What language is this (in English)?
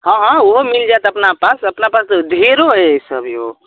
Maithili